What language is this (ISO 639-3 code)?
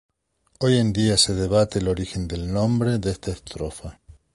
spa